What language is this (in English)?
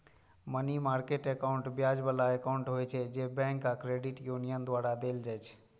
Maithili